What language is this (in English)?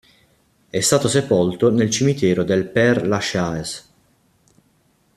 Italian